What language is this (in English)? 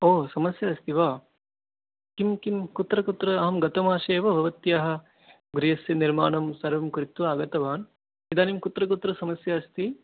Sanskrit